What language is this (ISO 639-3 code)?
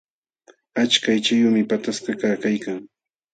qxw